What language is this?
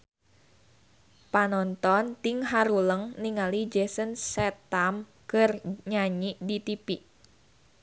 Sundanese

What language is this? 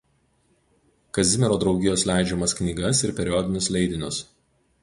Lithuanian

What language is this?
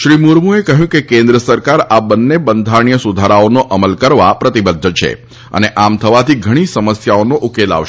Gujarati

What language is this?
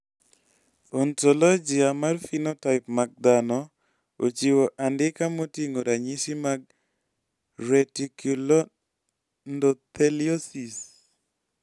Luo (Kenya and Tanzania)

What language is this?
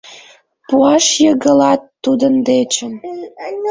Mari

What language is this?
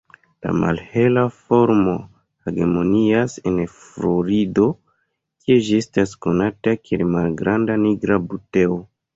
Esperanto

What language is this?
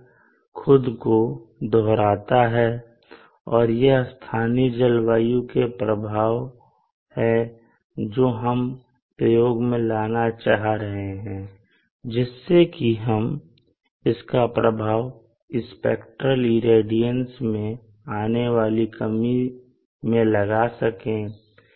Hindi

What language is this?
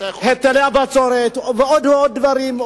Hebrew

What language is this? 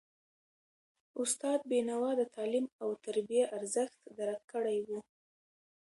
Pashto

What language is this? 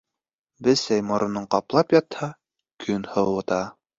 Bashkir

